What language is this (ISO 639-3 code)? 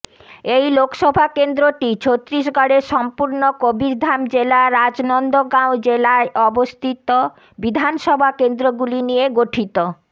ben